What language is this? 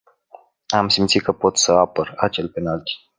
Romanian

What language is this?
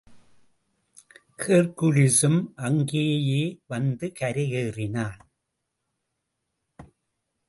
Tamil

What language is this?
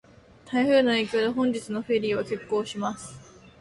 Japanese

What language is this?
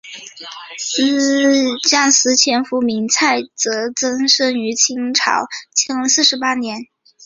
Chinese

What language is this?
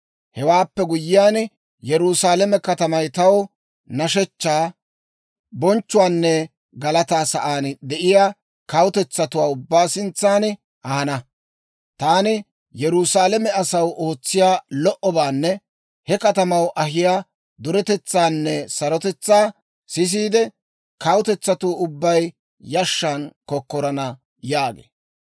Dawro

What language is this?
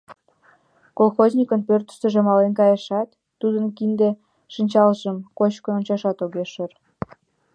Mari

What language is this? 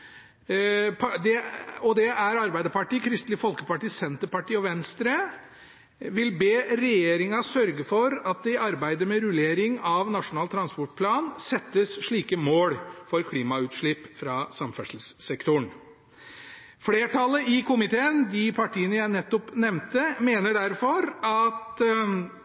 Norwegian Bokmål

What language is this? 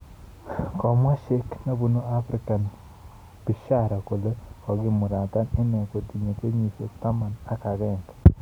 Kalenjin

